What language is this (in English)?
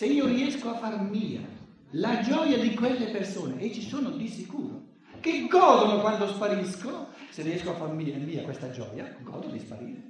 Italian